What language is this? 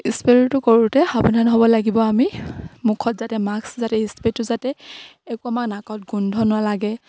Assamese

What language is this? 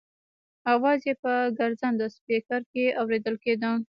Pashto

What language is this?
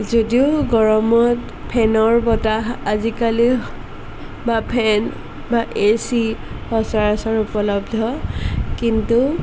Assamese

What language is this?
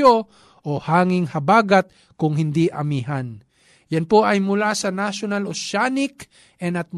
Filipino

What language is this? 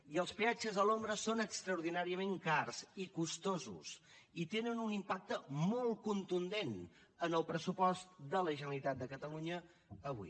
Catalan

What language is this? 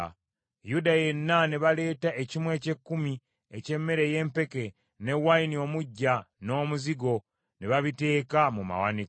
Ganda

